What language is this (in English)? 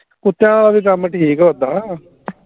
Punjabi